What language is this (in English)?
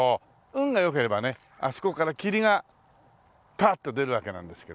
Japanese